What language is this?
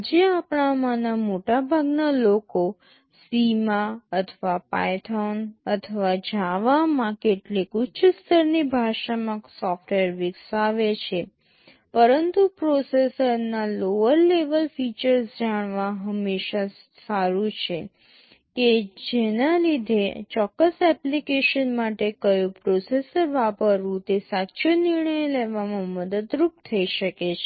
Gujarati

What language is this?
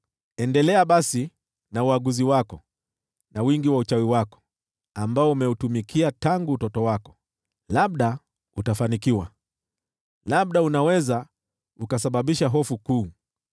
Swahili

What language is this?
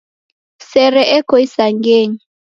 Taita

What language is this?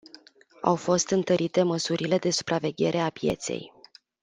Romanian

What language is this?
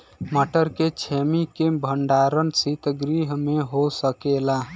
Bhojpuri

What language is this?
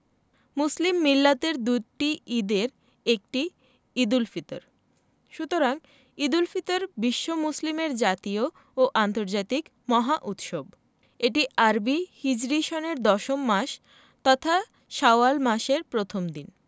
Bangla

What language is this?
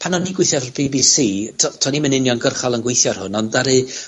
Welsh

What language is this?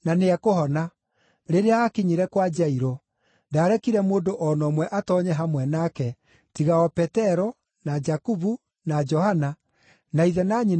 Kikuyu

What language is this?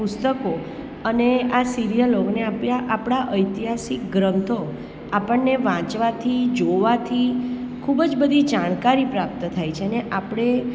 Gujarati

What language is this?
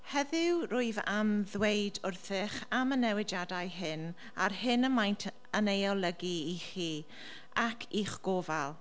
Welsh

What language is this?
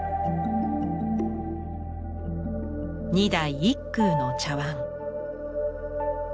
Japanese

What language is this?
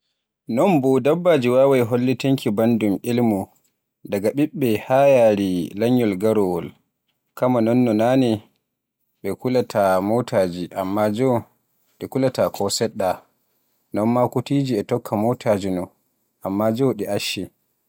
Borgu Fulfulde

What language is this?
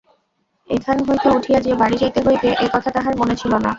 Bangla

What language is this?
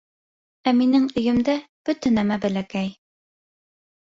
Bashkir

